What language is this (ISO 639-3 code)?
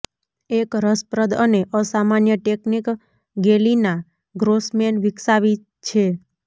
guj